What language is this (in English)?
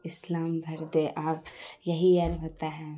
Urdu